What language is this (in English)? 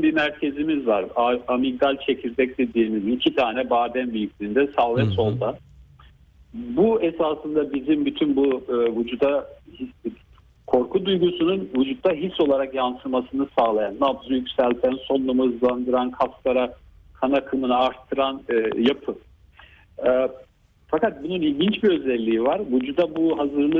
Turkish